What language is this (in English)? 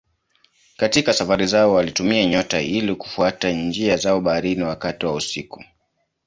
Swahili